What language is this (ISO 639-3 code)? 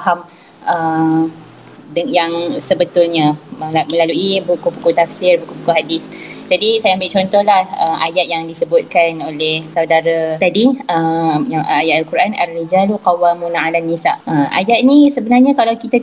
msa